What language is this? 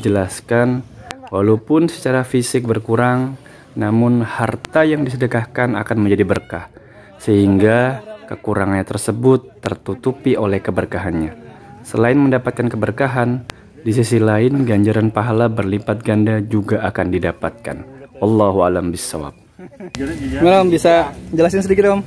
Indonesian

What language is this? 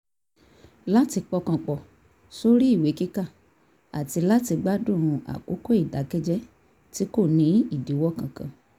Yoruba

